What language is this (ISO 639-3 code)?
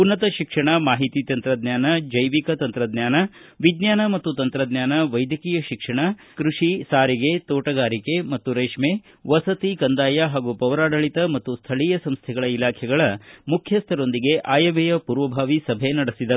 kan